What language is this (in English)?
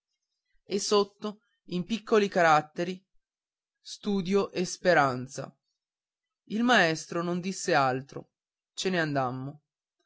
Italian